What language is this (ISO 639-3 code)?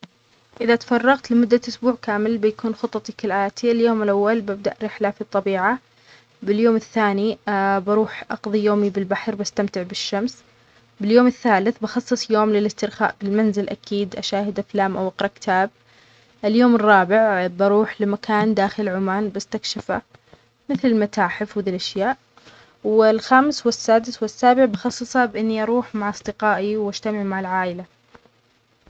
acx